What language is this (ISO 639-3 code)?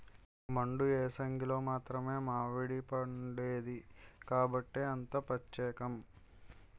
tel